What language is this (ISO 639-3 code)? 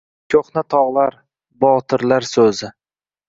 uzb